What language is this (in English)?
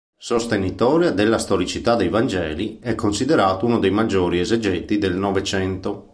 Italian